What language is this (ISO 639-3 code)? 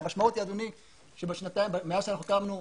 heb